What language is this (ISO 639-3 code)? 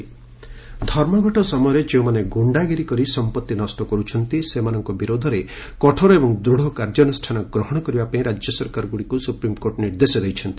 ori